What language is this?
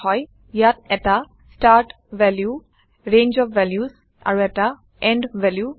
Assamese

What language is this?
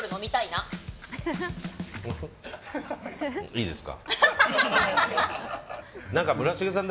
Japanese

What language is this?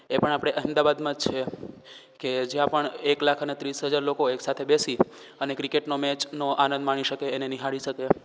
Gujarati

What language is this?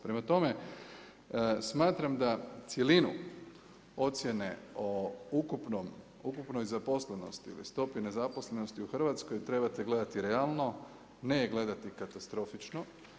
Croatian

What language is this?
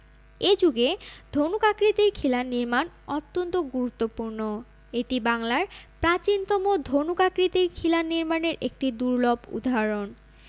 Bangla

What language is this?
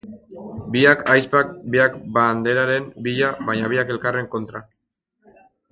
Basque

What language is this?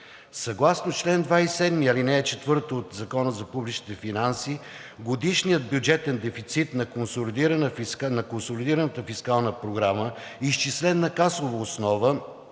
Bulgarian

